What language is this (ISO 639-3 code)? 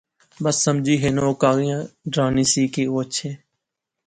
phr